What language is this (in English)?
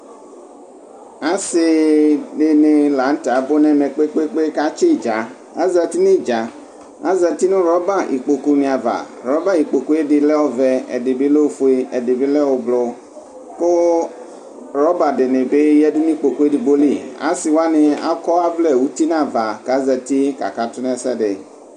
Ikposo